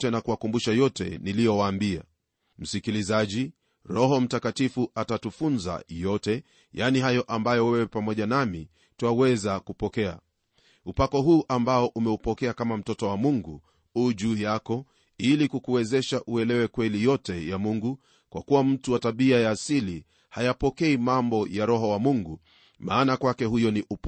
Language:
Swahili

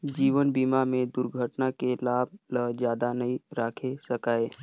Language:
Chhattisgarhi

